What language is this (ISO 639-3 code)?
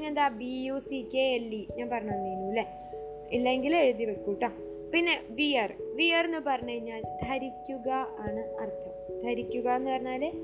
mal